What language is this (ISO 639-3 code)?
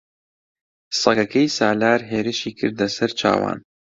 ckb